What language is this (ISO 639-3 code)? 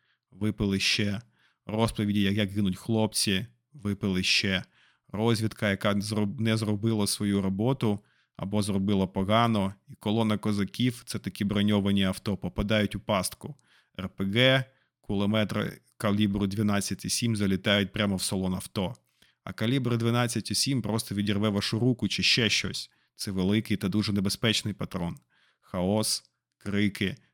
ukr